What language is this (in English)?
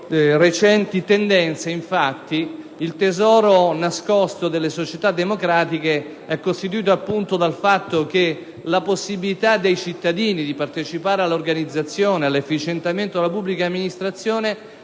Italian